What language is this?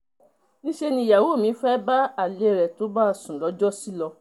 Yoruba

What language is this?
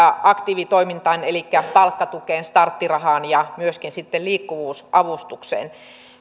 Finnish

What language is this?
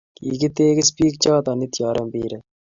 Kalenjin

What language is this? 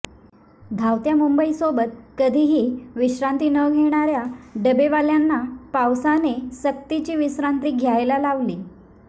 Marathi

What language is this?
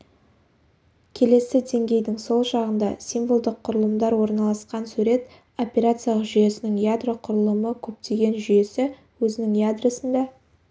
Kazakh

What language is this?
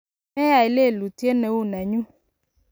Kalenjin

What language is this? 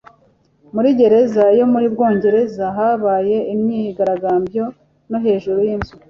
Kinyarwanda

